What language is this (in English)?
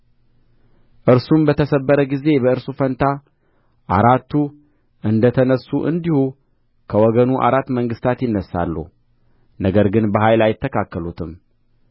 Amharic